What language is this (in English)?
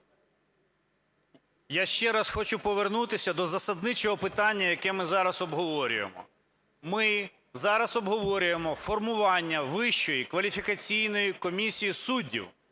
Ukrainian